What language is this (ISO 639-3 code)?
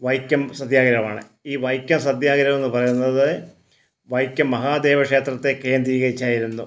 mal